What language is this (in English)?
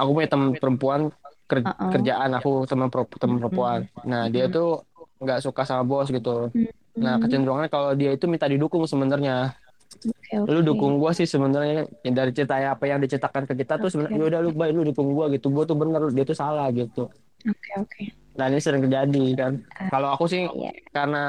Indonesian